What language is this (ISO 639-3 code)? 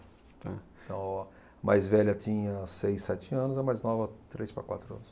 por